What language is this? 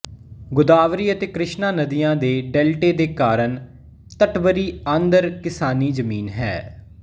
Punjabi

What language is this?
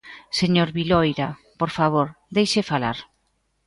Galician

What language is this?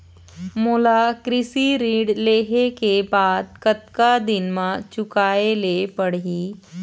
Chhattisgarhi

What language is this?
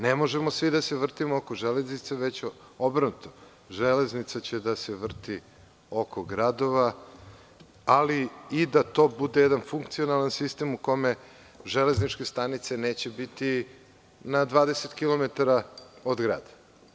Serbian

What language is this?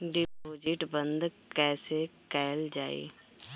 Bhojpuri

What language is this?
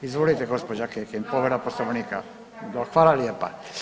Croatian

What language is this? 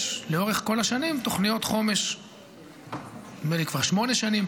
Hebrew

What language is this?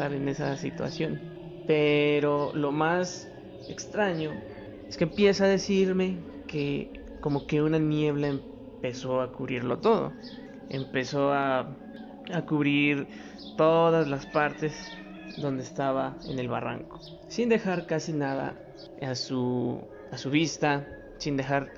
Spanish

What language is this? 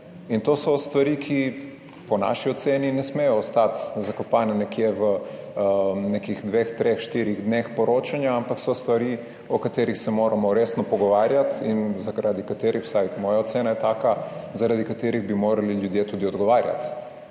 Slovenian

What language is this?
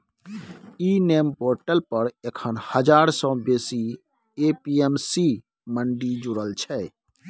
Maithili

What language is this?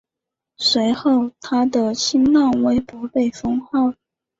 Chinese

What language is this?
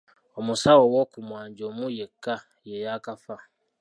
Ganda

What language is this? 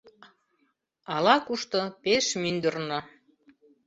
Mari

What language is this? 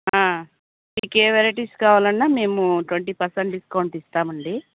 Telugu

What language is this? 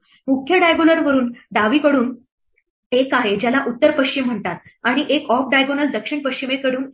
Marathi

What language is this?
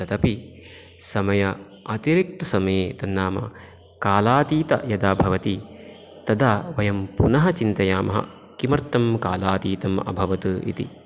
Sanskrit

